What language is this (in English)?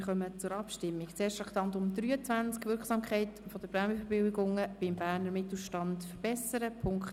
Swiss German